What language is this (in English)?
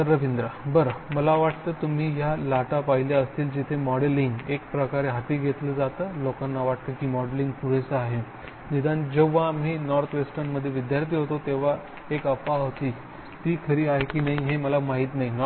Marathi